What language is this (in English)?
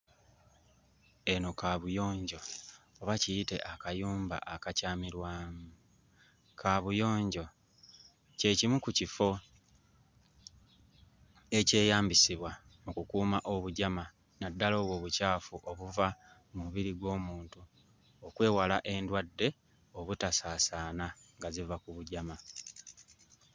Ganda